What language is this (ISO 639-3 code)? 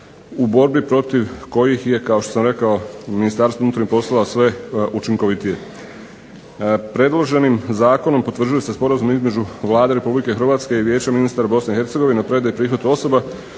hrv